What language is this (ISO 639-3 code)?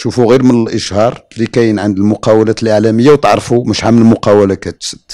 ara